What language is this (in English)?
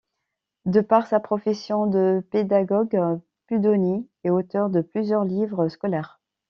French